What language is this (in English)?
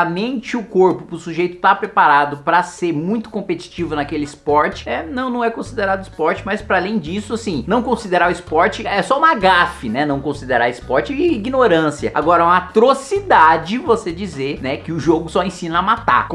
Portuguese